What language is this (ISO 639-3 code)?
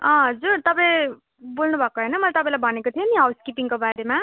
nep